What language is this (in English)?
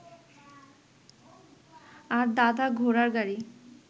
Bangla